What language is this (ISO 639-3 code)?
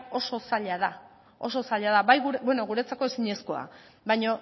eus